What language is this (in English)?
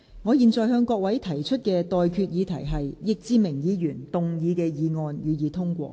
Cantonese